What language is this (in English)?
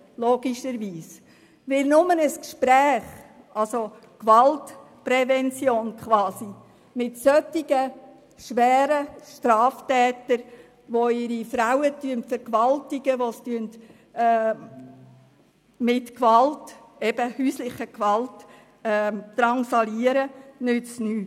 Swiss German